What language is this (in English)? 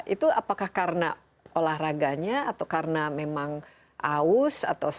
Indonesian